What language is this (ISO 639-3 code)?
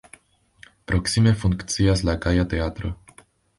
epo